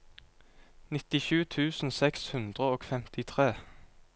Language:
Norwegian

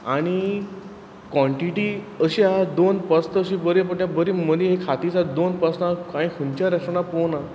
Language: Konkani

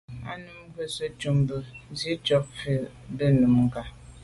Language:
Medumba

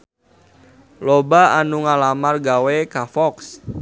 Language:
Sundanese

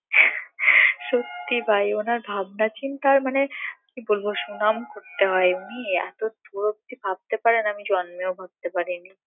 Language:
Bangla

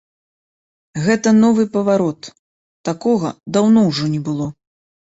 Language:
Belarusian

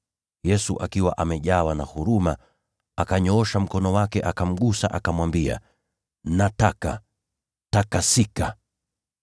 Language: Swahili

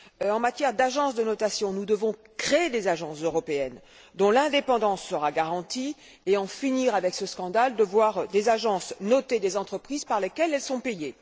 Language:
French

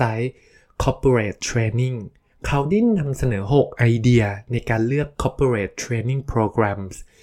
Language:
Thai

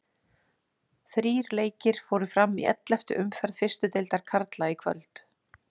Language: Icelandic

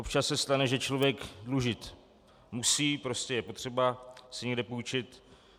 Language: Czech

